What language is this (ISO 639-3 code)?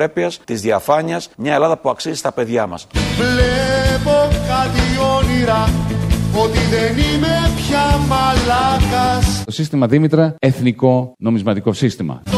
ell